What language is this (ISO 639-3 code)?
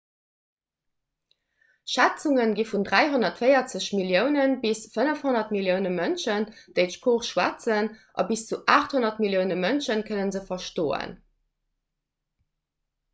ltz